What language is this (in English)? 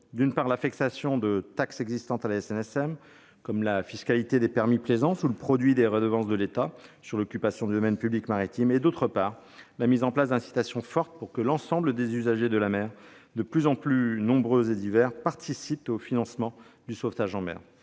French